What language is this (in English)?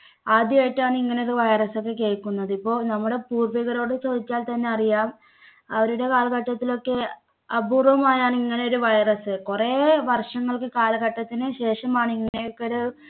Malayalam